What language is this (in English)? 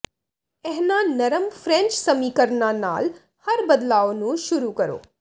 Punjabi